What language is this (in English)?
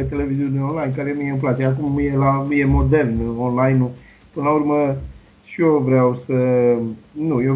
Romanian